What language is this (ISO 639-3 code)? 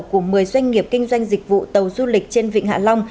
vie